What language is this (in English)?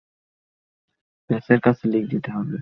Bangla